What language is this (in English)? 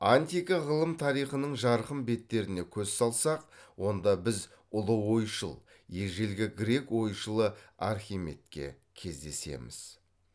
Kazakh